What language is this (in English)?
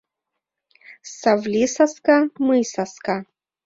Mari